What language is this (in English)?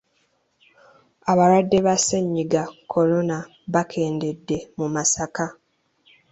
Ganda